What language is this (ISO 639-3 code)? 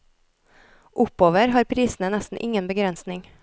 nor